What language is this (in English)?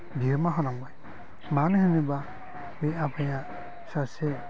Bodo